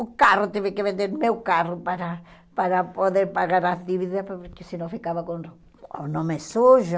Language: Portuguese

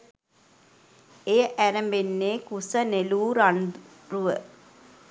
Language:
Sinhala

